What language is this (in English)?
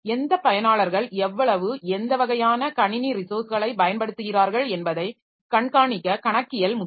Tamil